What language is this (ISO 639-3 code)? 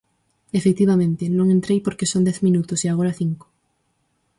glg